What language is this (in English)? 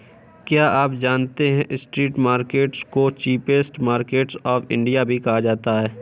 Hindi